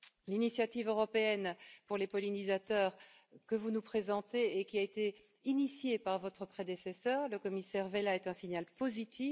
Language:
French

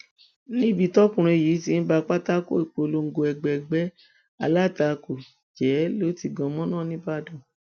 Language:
Yoruba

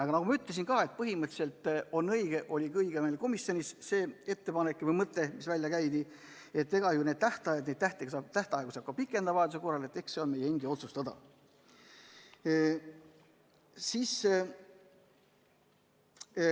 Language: Estonian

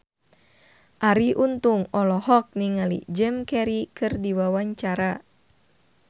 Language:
Sundanese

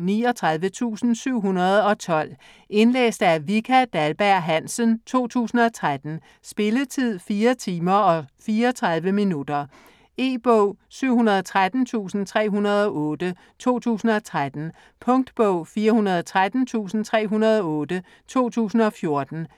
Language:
Danish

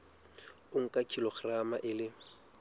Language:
Southern Sotho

